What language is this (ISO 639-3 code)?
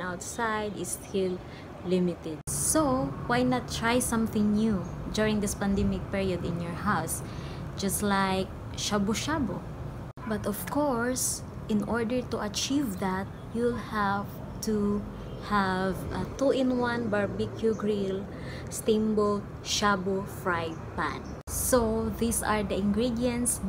eng